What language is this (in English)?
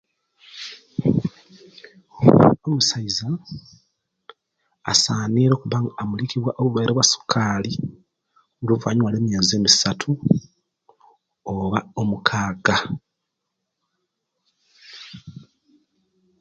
Kenyi